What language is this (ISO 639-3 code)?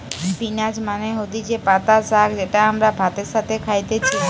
ben